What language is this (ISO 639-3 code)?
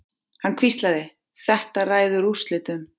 isl